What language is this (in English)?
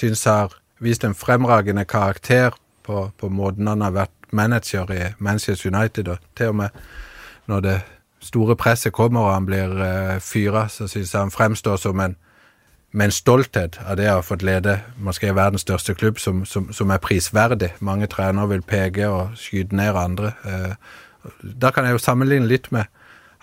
Danish